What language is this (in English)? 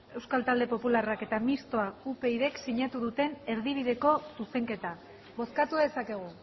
Basque